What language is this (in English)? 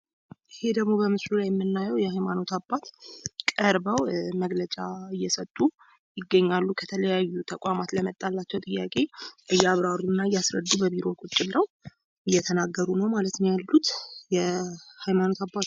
Amharic